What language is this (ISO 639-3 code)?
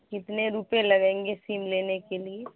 urd